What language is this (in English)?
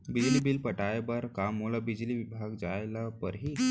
Chhattisgarhi